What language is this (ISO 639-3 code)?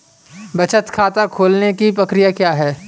hin